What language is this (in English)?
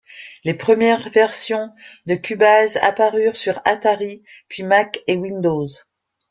French